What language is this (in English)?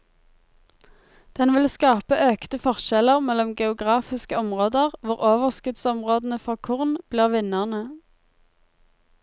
Norwegian